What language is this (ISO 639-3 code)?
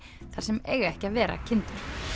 isl